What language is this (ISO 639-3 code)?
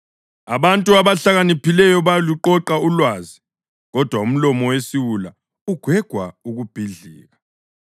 nde